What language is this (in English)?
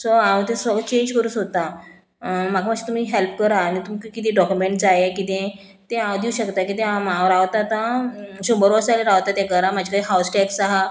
Konkani